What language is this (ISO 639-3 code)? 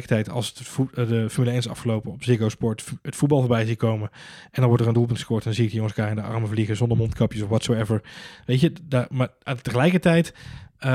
nld